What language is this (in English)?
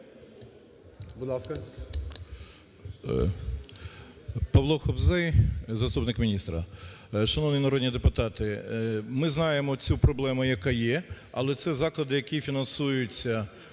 Ukrainian